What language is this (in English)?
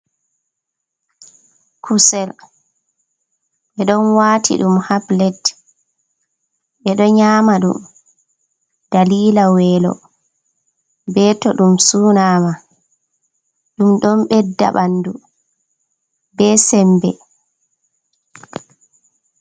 Fula